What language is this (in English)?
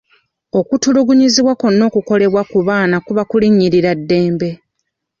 Ganda